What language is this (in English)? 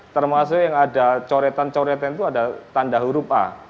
Indonesian